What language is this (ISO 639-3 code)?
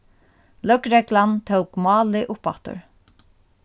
fao